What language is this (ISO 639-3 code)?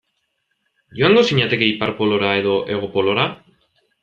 eus